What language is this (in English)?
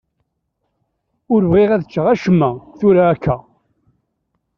Kabyle